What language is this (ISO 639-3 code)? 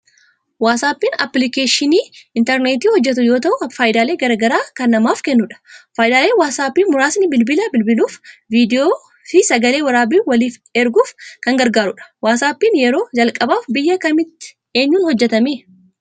orm